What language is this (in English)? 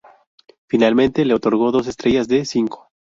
Spanish